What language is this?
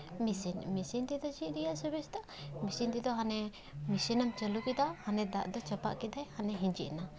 Santali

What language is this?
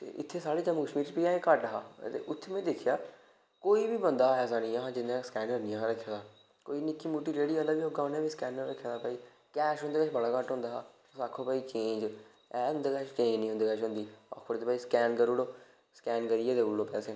Dogri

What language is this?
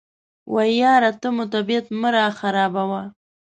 Pashto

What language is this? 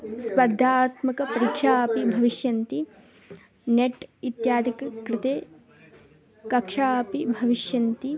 Sanskrit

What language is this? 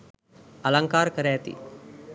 Sinhala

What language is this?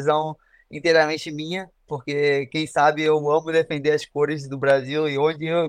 Portuguese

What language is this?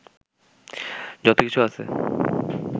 Bangla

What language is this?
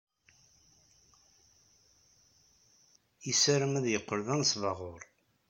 Kabyle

